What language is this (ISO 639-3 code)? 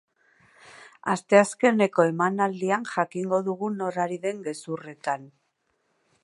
eus